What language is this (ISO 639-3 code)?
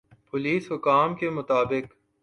urd